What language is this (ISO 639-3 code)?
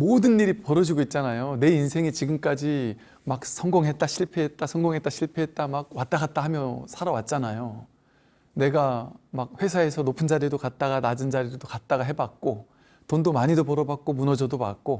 kor